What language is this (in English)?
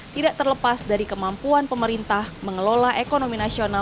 Indonesian